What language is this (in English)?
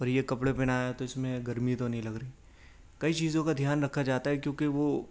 Urdu